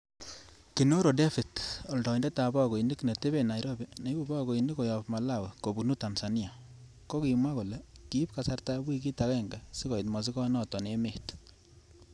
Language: Kalenjin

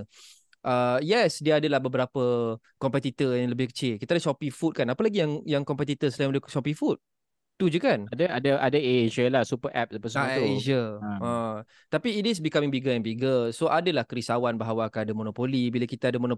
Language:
Malay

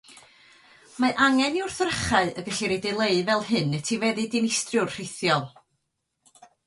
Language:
Welsh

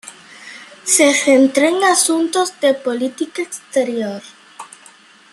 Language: Spanish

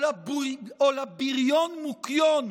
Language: Hebrew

